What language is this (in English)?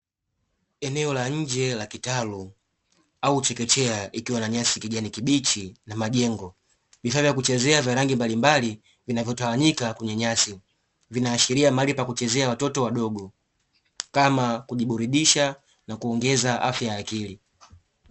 Swahili